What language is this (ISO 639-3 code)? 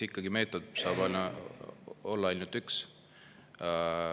est